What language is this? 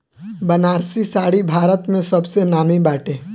Bhojpuri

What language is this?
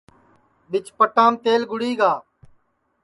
Sansi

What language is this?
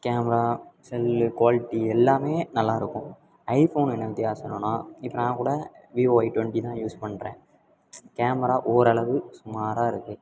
Tamil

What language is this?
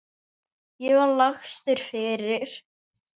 Icelandic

